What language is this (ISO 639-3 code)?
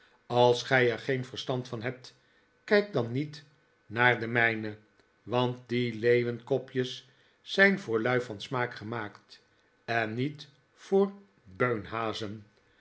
nld